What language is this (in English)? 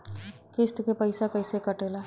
Bhojpuri